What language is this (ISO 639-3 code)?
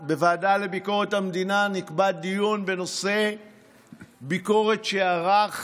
heb